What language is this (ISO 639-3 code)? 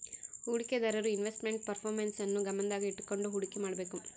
kan